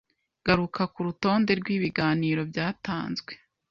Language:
Kinyarwanda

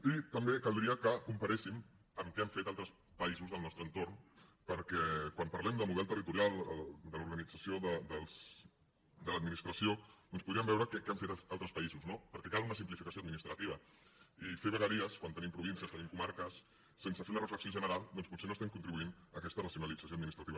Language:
Catalan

